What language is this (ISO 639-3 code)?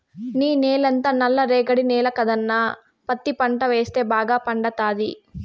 tel